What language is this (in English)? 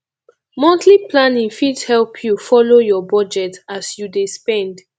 Nigerian Pidgin